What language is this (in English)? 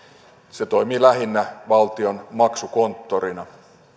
Finnish